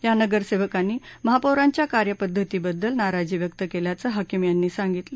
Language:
Marathi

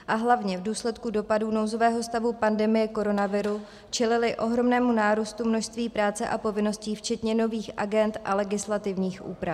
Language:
Czech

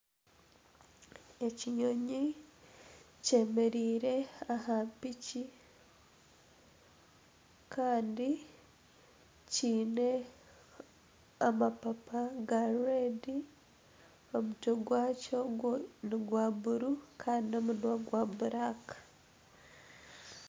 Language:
Nyankole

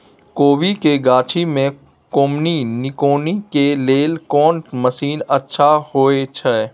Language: Maithili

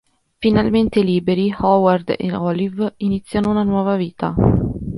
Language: Italian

